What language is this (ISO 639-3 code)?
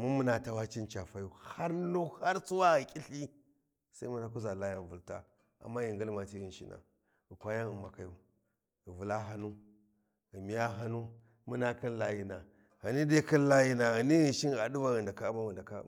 wji